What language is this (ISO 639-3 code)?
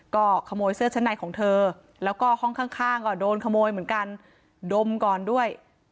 tha